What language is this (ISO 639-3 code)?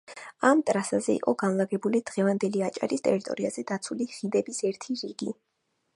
kat